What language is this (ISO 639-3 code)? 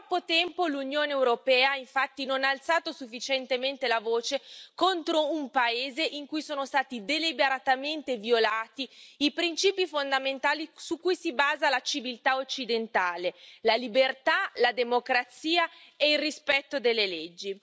ita